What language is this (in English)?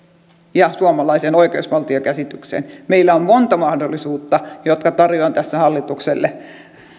Finnish